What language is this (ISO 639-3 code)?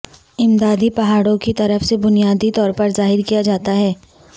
urd